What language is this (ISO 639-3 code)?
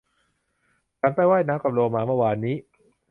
tha